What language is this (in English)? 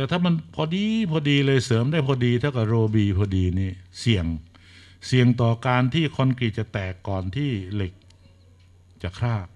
Thai